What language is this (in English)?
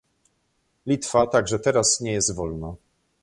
Polish